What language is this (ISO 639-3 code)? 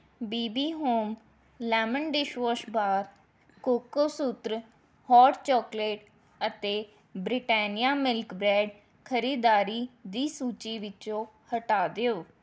pan